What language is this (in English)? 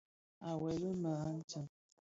Bafia